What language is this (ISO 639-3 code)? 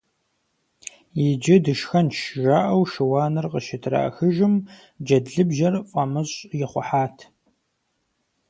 kbd